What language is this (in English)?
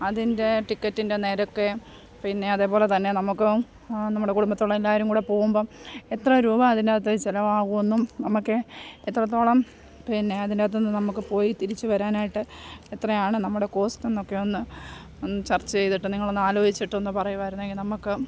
Malayalam